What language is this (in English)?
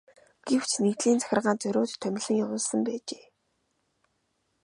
Mongolian